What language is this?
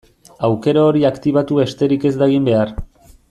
Basque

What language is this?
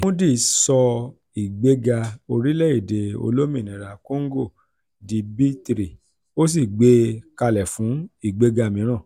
Yoruba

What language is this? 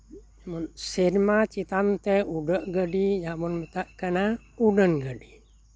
Santali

